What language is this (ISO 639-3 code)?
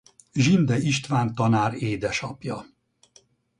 hun